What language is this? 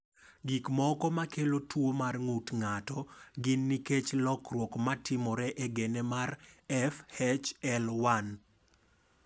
Luo (Kenya and Tanzania)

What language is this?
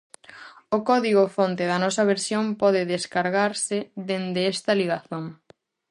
Galician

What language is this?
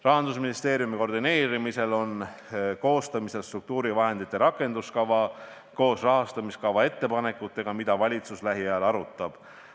Estonian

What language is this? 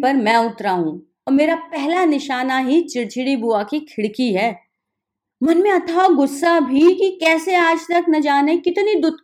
Hindi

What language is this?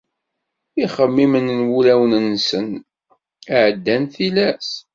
Kabyle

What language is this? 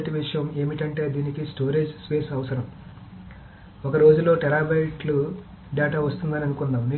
Telugu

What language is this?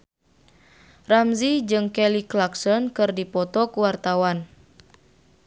Sundanese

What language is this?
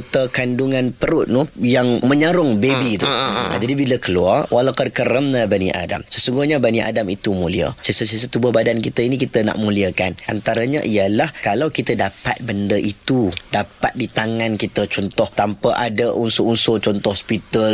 Malay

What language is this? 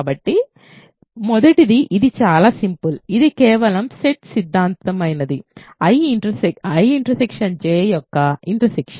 Telugu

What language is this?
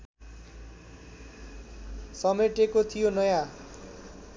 Nepali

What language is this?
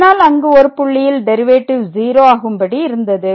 Tamil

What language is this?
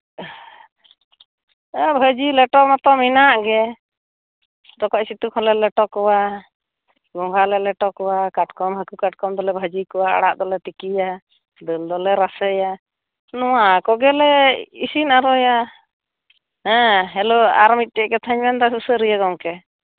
Santali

